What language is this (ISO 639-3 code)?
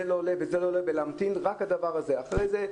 heb